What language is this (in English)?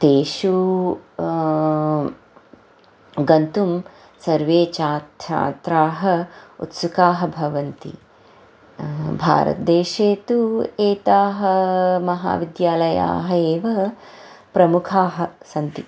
Sanskrit